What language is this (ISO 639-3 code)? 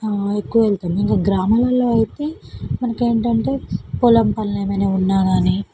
tel